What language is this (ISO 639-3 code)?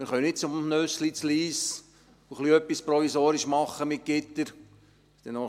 gsw